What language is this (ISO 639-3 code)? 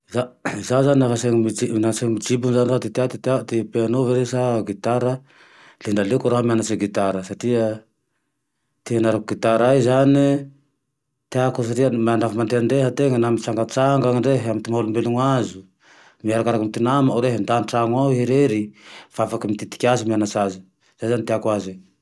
tdx